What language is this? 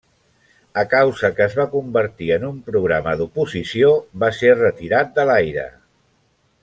Catalan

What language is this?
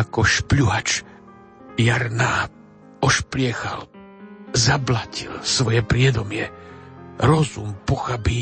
Slovak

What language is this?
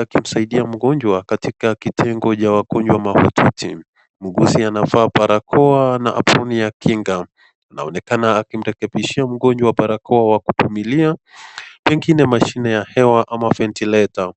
Swahili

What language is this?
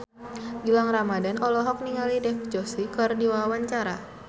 Sundanese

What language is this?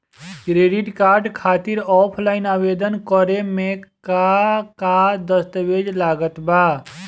Bhojpuri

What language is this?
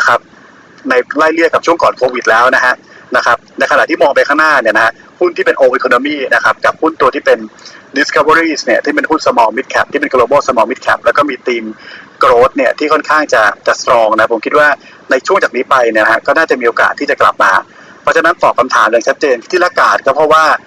Thai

